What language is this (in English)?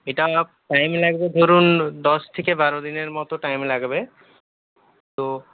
Bangla